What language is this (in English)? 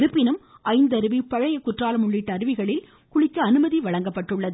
Tamil